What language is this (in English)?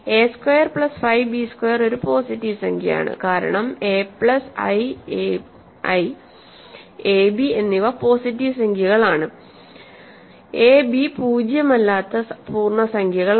Malayalam